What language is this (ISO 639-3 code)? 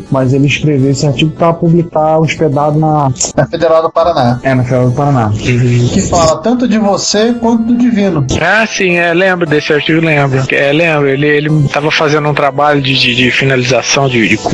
por